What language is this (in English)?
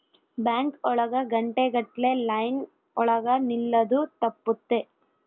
Kannada